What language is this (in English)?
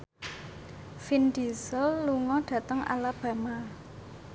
Javanese